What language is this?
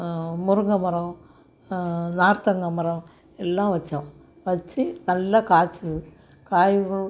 Tamil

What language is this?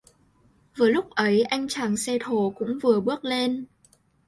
Vietnamese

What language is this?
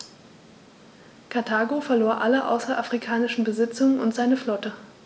German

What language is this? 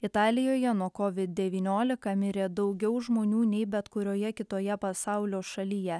Lithuanian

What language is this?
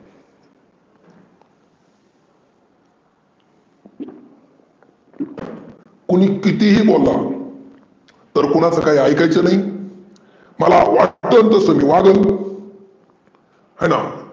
Marathi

